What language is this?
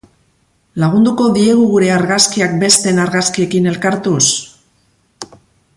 Basque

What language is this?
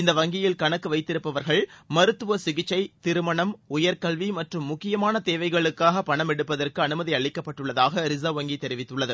Tamil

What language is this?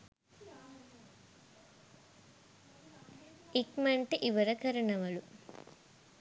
Sinhala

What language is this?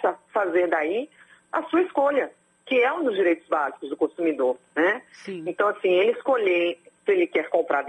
Portuguese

